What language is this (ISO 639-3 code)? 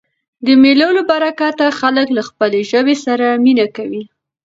pus